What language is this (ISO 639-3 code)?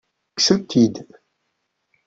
kab